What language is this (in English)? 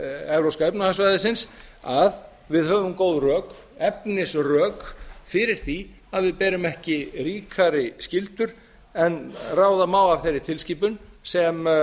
Icelandic